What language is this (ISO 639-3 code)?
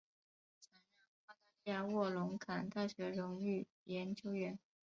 zho